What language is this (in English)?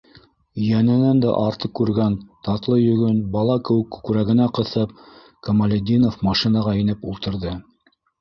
Bashkir